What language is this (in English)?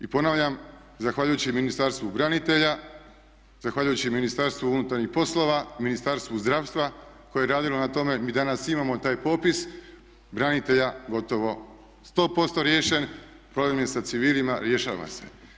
Croatian